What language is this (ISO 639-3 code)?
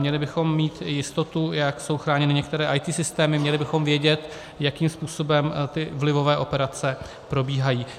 ces